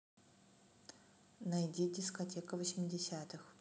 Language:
Russian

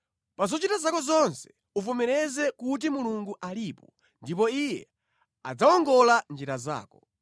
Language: Nyanja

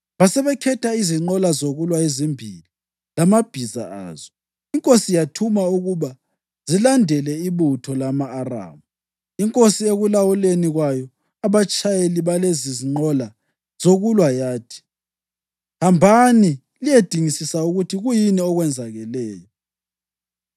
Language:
North Ndebele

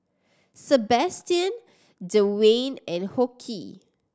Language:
English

